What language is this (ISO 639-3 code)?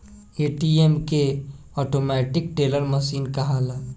bho